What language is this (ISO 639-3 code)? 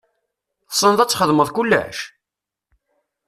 kab